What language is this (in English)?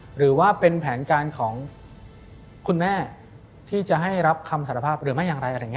Thai